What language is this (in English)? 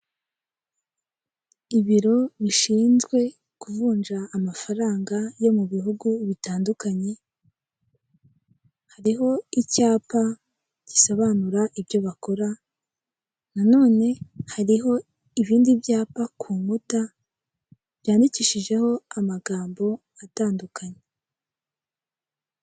Kinyarwanda